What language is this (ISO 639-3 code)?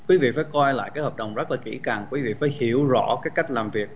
vie